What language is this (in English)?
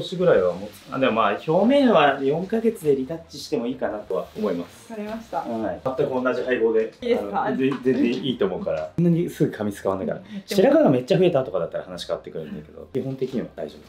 Japanese